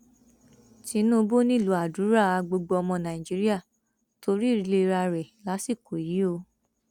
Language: Yoruba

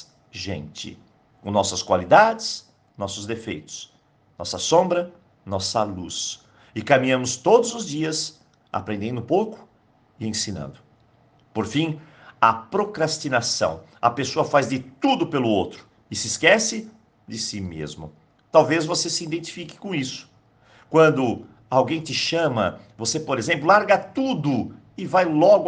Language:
Portuguese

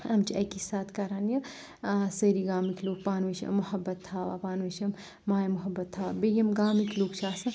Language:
Kashmiri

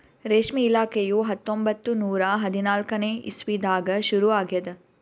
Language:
Kannada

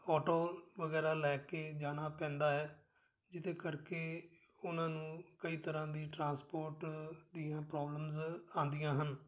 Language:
Punjabi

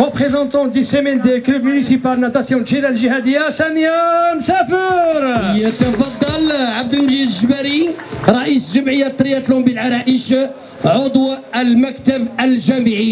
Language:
Arabic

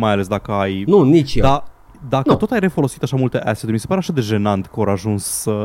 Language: Romanian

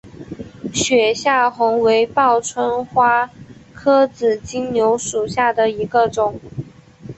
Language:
Chinese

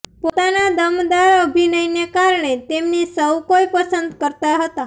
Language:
Gujarati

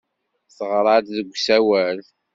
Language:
Kabyle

